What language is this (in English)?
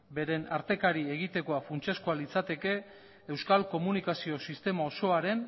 Basque